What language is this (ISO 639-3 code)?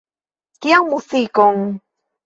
epo